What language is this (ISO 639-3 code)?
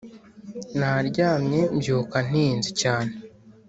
kin